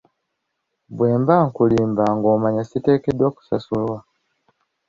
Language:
Ganda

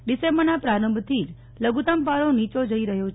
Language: Gujarati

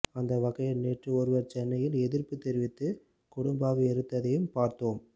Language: Tamil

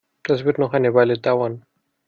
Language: German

